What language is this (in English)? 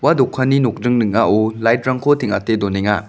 Garo